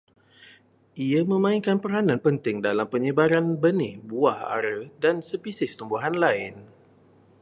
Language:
Malay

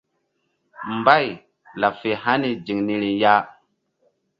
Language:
Mbum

